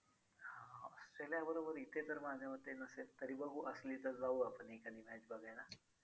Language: Marathi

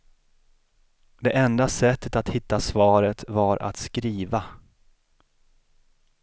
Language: Swedish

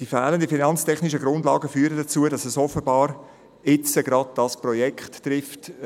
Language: Swiss German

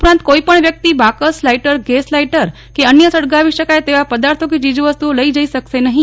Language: Gujarati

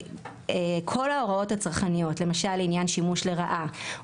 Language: Hebrew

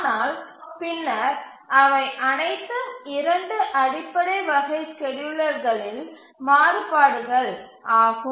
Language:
Tamil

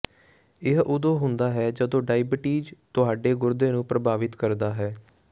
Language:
Punjabi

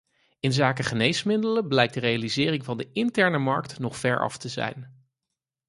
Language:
Dutch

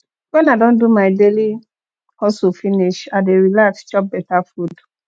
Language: Nigerian Pidgin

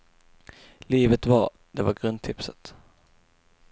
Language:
Swedish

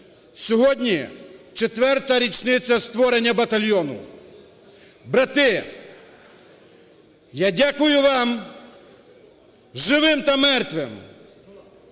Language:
Ukrainian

